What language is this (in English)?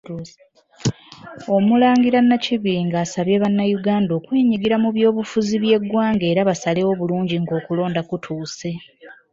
Ganda